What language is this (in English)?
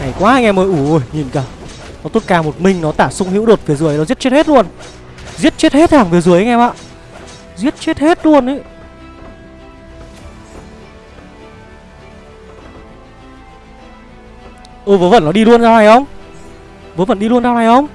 Vietnamese